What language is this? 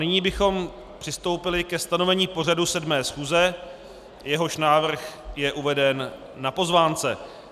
Czech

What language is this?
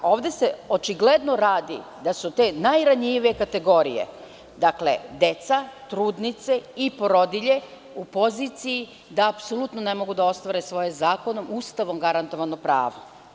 Serbian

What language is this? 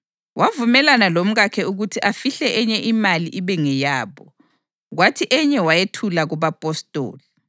North Ndebele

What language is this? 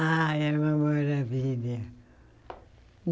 Portuguese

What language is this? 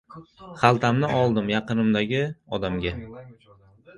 Uzbek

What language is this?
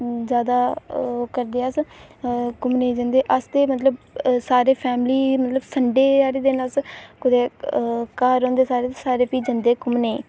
Dogri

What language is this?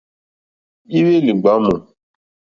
Mokpwe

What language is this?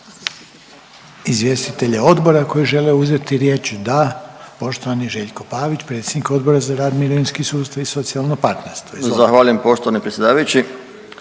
Croatian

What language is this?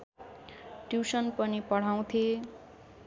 Nepali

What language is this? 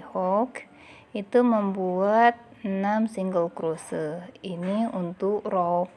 Indonesian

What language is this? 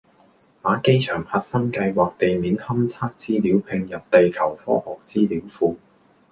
Cantonese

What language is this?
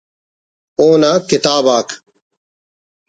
Brahui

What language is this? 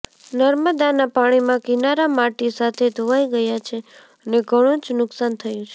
Gujarati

